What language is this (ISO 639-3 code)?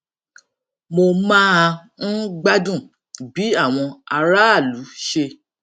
yor